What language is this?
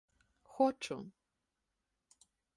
Ukrainian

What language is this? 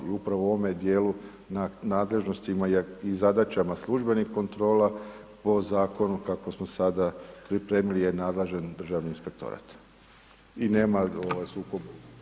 Croatian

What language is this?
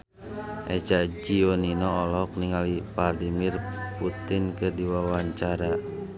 Sundanese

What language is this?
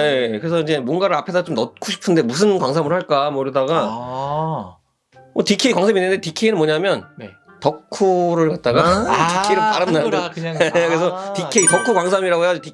Korean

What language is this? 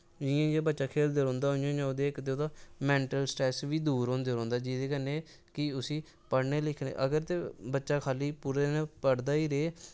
Dogri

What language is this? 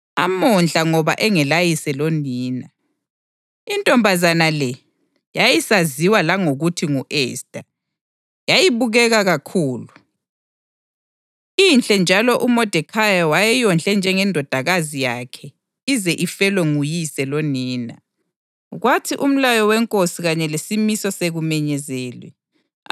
North Ndebele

